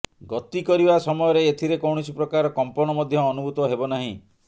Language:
Odia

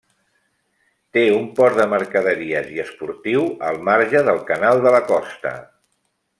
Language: Catalan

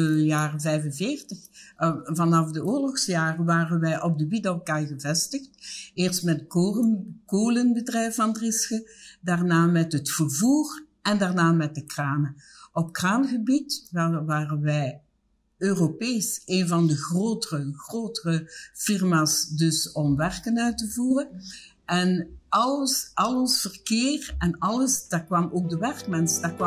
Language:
Dutch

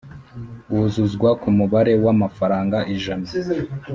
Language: Kinyarwanda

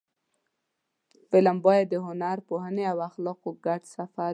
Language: Pashto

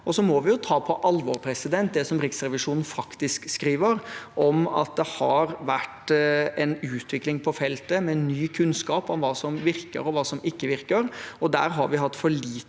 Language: Norwegian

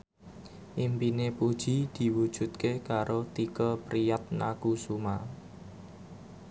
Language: Javanese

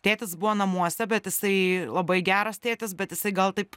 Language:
Lithuanian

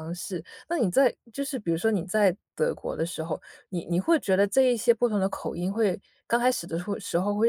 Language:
Chinese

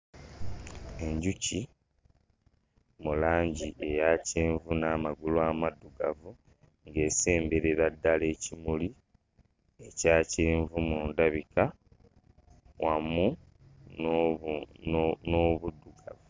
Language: Ganda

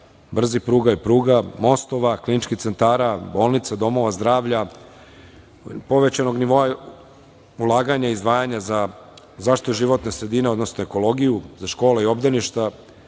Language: Serbian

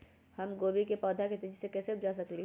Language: Magahi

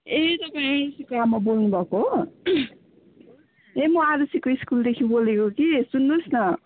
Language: Nepali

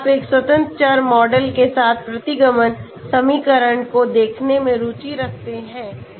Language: Hindi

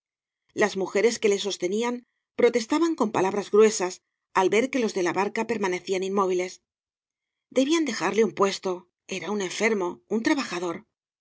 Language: Spanish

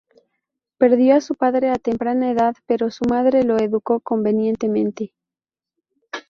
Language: Spanish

